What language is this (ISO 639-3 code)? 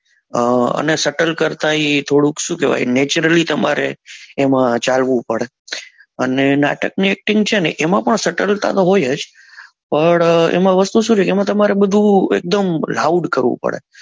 guj